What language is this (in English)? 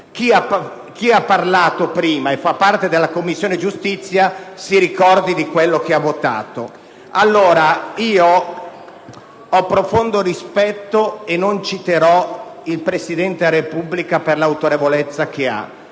Italian